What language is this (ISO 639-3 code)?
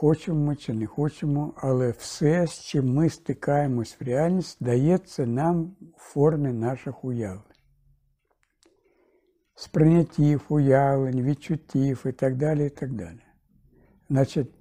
ukr